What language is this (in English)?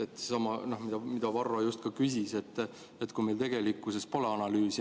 Estonian